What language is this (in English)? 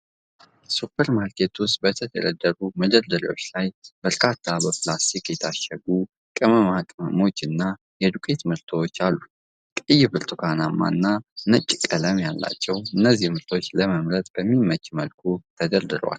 Amharic